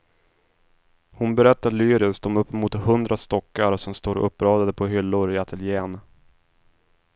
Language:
Swedish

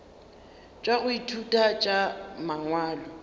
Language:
Northern Sotho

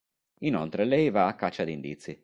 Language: Italian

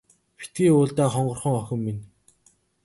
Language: Mongolian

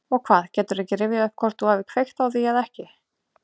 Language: Icelandic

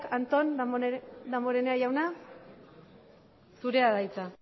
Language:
Basque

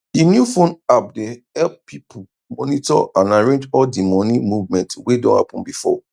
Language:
Nigerian Pidgin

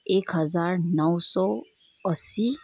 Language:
Nepali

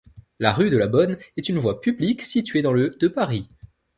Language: French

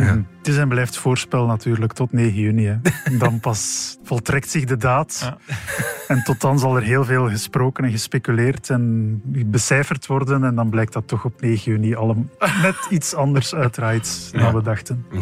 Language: Dutch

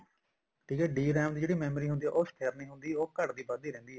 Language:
Punjabi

